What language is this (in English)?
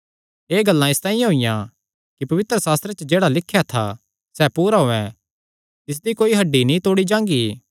Kangri